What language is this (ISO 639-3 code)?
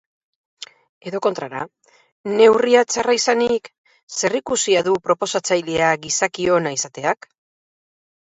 eus